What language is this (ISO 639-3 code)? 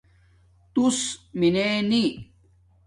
dmk